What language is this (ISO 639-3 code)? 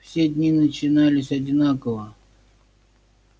rus